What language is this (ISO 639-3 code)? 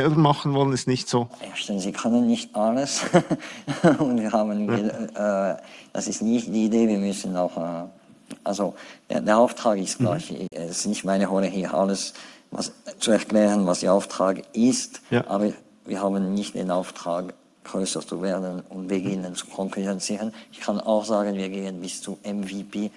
deu